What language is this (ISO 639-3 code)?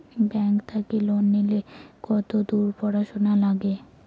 ben